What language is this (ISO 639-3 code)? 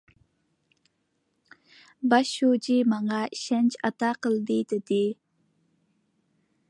uig